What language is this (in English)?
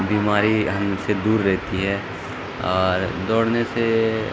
Urdu